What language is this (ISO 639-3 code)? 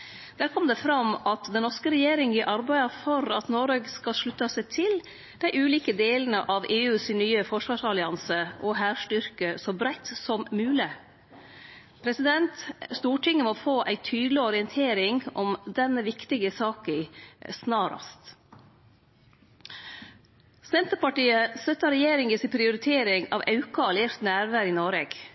nno